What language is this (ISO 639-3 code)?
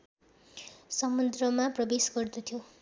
nep